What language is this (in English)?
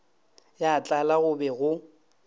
Northern Sotho